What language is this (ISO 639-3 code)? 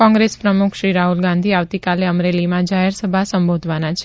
guj